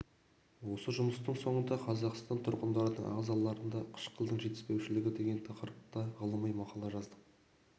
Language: Kazakh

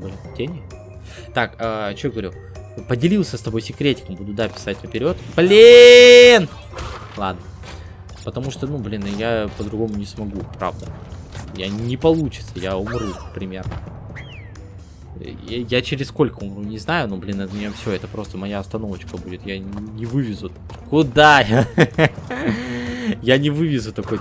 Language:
Russian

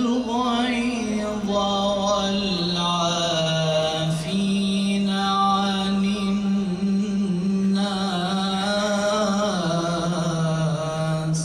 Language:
Arabic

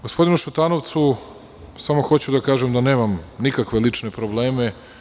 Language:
Serbian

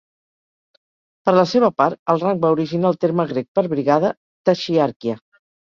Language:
Catalan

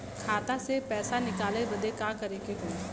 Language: Bhojpuri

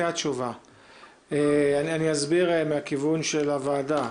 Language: Hebrew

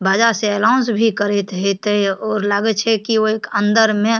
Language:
Maithili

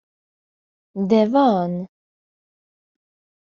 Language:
Hungarian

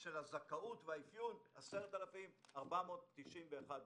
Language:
Hebrew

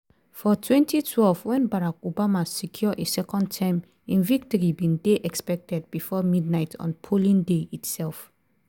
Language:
Nigerian Pidgin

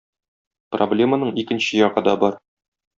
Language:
Tatar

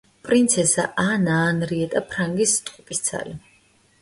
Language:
Georgian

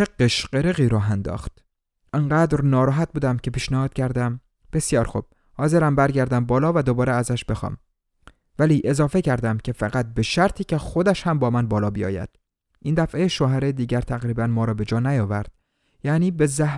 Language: Persian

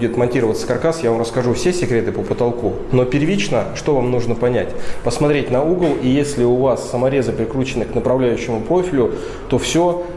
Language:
Russian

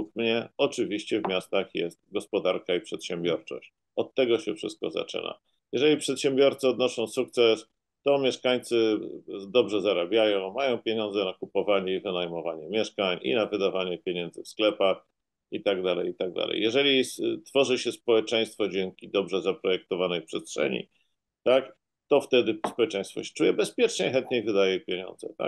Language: Polish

